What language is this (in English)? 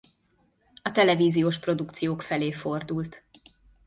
Hungarian